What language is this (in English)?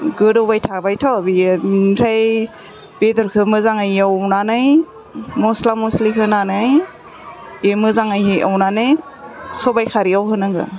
Bodo